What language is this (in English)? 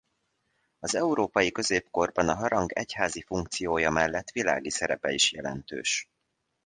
Hungarian